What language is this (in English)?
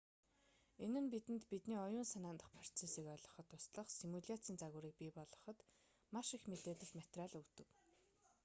Mongolian